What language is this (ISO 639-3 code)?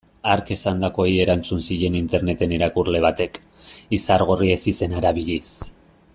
eus